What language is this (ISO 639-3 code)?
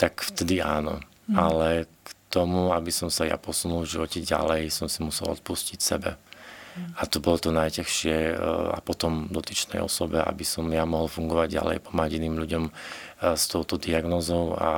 slk